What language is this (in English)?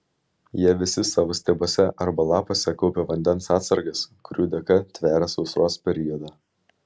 Lithuanian